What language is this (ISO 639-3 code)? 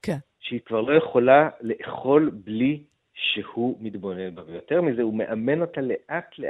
heb